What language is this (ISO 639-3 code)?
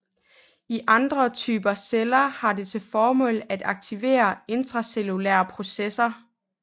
dan